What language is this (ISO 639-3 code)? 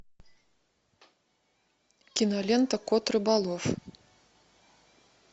rus